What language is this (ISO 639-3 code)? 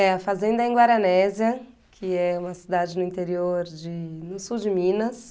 por